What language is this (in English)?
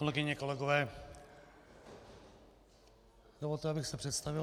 Czech